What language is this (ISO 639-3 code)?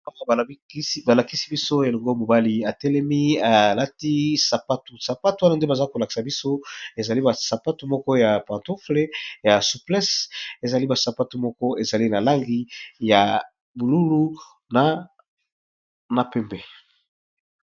lin